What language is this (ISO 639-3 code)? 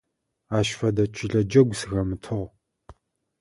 ady